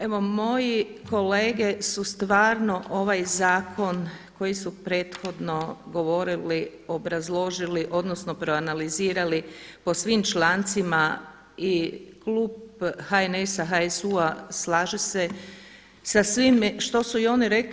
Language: Croatian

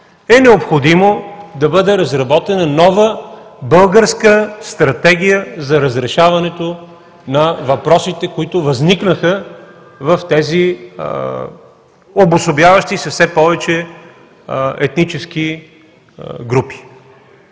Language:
Bulgarian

